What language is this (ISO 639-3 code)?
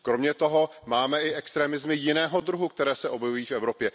ces